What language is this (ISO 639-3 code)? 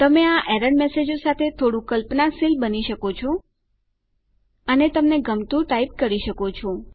guj